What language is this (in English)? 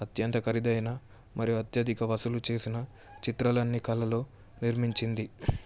Telugu